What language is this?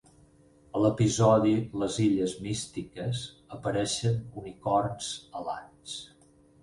Catalan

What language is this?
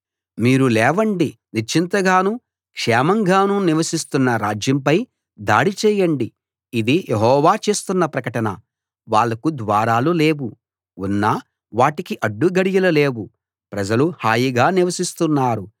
Telugu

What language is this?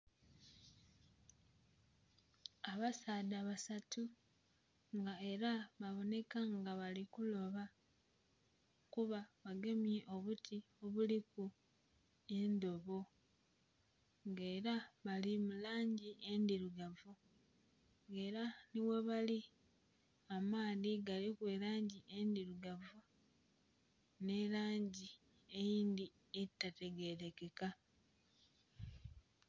Soga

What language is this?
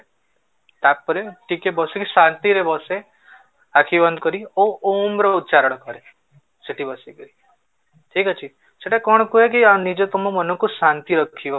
Odia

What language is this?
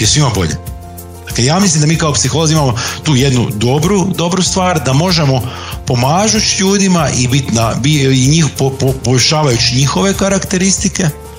Croatian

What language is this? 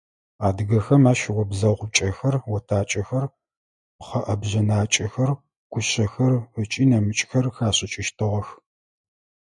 Adyghe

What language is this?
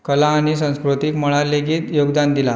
Konkani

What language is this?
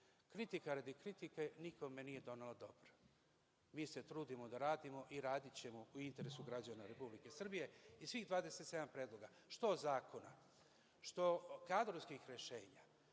Serbian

